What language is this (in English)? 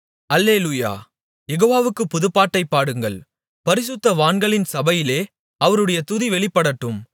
Tamil